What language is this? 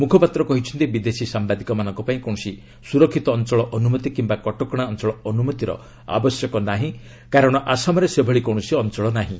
Odia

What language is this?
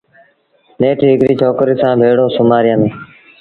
Sindhi Bhil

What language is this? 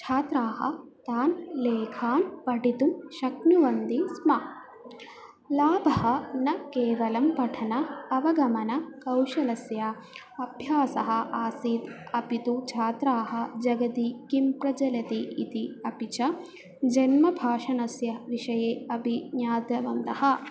Sanskrit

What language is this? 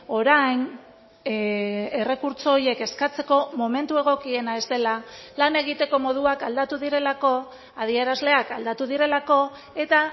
Basque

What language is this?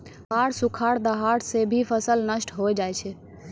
Maithili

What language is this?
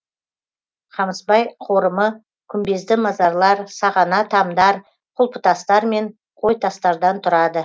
Kazakh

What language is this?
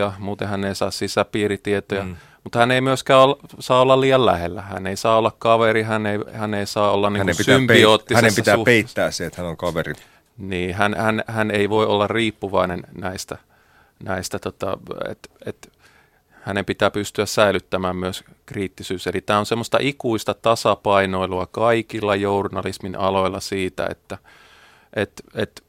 Finnish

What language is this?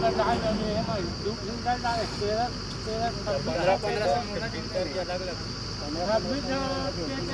Norwegian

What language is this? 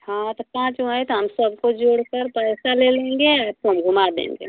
Hindi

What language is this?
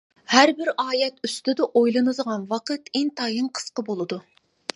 Uyghur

